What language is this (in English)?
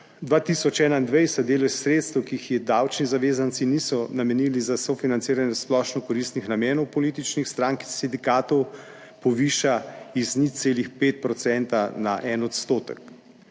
Slovenian